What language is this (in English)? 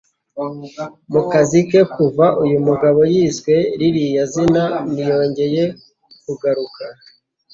Kinyarwanda